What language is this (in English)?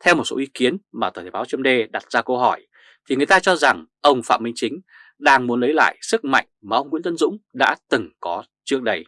Vietnamese